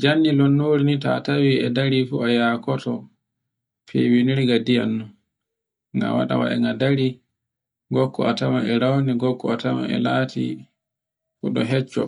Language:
Borgu Fulfulde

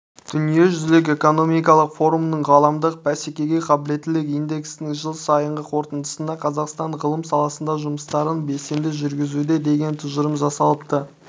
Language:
Kazakh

